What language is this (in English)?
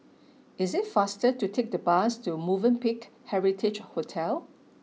English